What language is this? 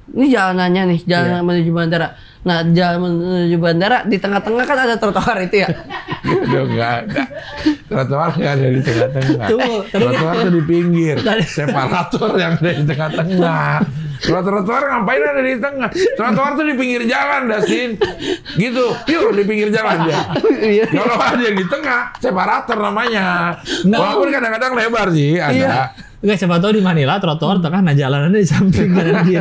Indonesian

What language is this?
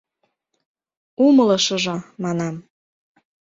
Mari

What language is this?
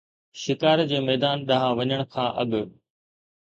Sindhi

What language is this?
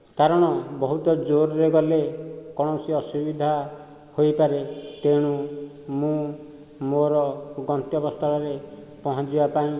Odia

